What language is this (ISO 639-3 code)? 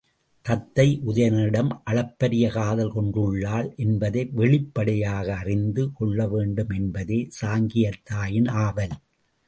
tam